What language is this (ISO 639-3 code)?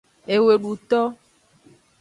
ajg